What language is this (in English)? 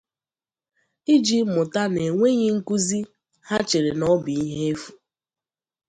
Igbo